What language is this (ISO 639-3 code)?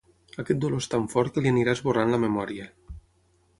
cat